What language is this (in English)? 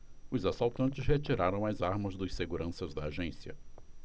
Portuguese